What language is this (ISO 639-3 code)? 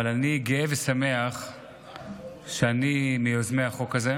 heb